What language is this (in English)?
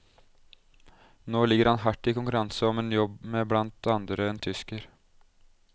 Norwegian